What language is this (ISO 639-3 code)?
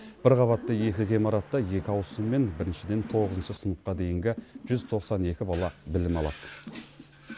kaz